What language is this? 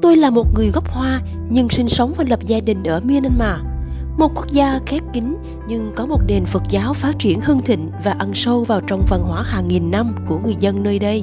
Vietnamese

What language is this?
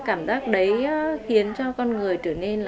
Vietnamese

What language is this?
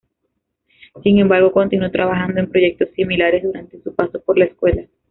Spanish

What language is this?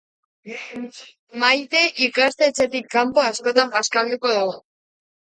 Basque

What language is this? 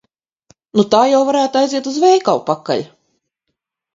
Latvian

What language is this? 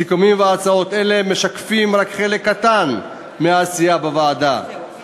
Hebrew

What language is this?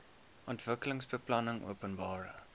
Afrikaans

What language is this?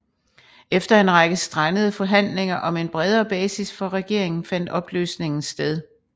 Danish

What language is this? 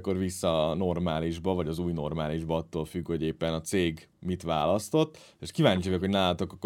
Hungarian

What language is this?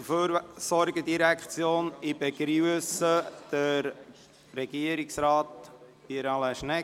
Swiss German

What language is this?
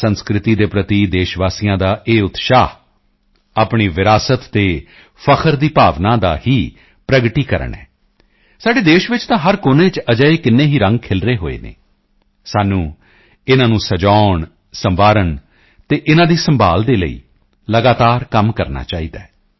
Punjabi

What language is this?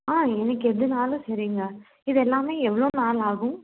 Tamil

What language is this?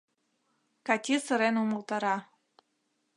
Mari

